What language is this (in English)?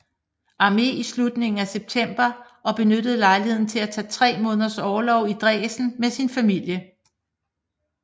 Danish